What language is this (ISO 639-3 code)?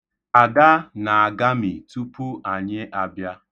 ibo